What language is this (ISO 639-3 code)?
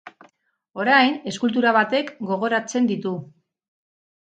eus